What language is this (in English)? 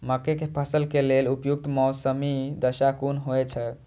Maithili